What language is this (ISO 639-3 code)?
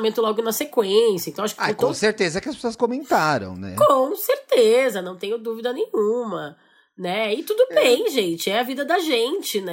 por